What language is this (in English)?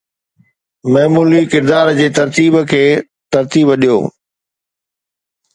Sindhi